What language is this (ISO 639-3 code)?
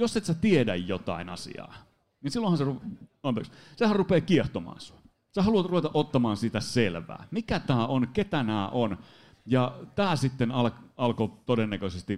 fin